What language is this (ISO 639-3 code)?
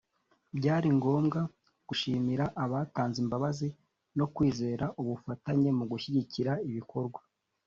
kin